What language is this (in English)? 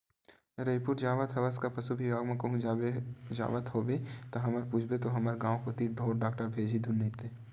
Chhattisgarhi